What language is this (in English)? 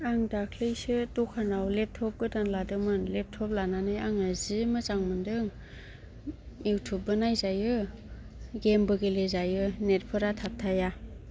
Bodo